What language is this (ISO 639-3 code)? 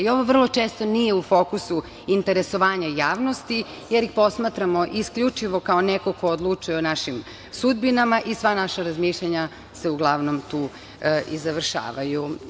srp